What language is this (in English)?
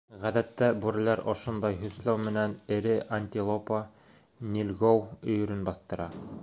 Bashkir